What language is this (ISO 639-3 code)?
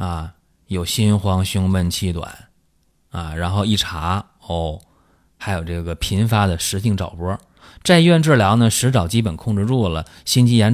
zho